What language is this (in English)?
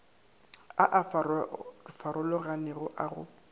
Northern Sotho